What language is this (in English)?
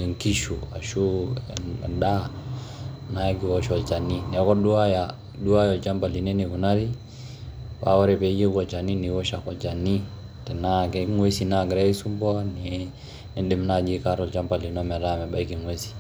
Masai